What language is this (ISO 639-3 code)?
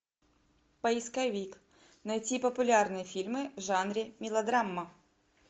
rus